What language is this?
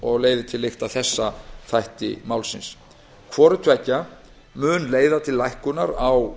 Icelandic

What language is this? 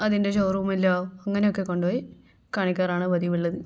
Malayalam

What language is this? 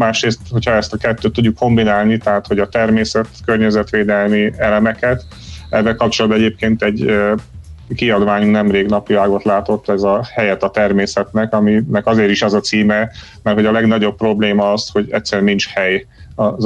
Hungarian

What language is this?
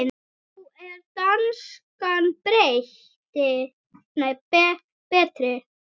Icelandic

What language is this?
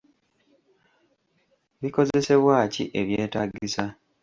Ganda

